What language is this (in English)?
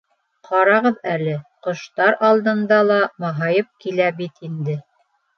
Bashkir